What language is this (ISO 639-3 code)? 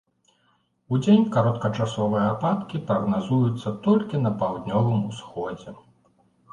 bel